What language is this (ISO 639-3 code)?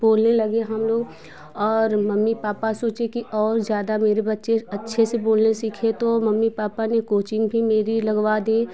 hin